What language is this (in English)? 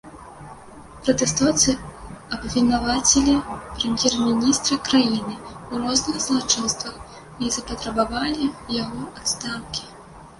Belarusian